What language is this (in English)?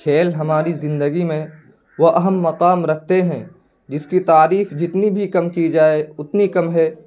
Urdu